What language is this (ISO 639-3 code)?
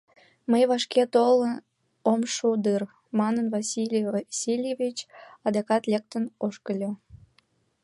chm